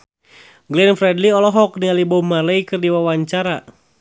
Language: Sundanese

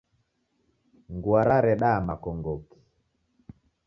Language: Taita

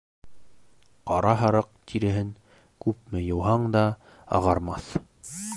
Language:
Bashkir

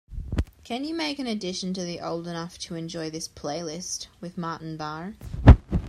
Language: English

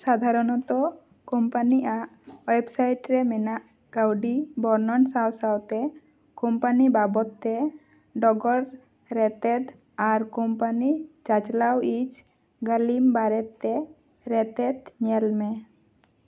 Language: Santali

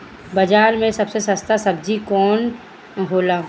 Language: Bhojpuri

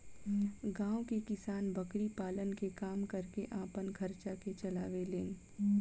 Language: Bhojpuri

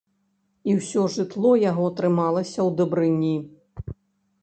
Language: Belarusian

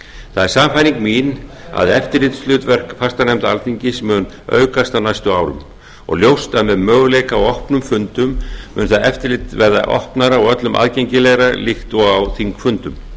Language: Icelandic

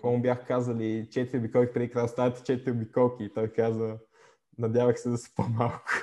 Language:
Bulgarian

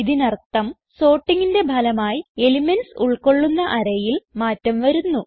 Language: Malayalam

